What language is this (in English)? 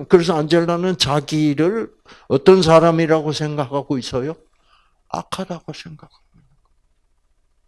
Korean